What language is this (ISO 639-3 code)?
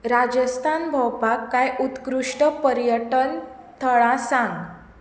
kok